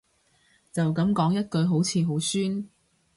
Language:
Cantonese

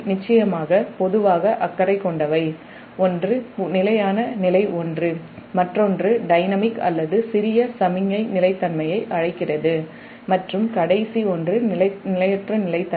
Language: Tamil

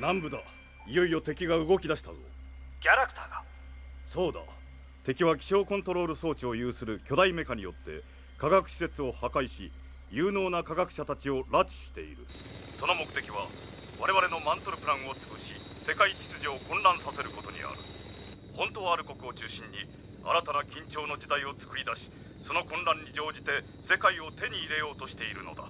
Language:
Japanese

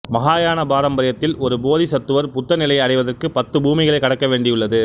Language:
Tamil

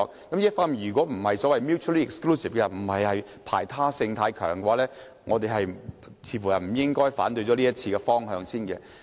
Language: Cantonese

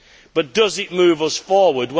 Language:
English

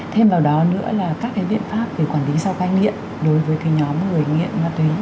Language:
Vietnamese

